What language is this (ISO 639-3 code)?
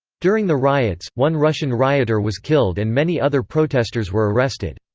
eng